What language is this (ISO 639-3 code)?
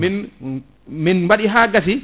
ful